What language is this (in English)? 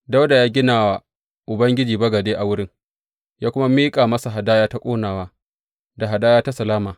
Hausa